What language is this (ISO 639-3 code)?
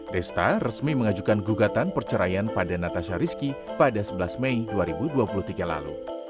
ind